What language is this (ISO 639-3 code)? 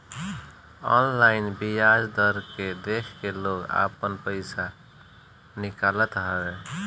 bho